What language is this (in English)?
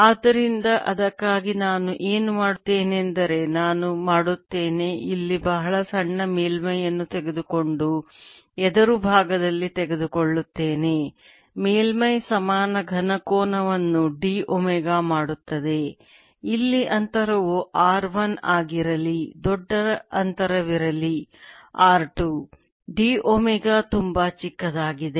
Kannada